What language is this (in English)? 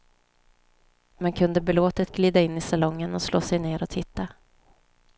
Swedish